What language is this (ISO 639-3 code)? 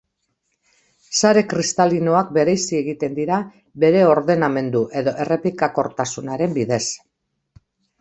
eus